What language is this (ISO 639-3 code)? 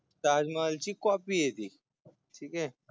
mar